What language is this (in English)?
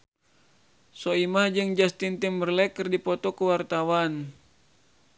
Sundanese